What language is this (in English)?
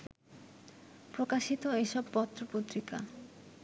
Bangla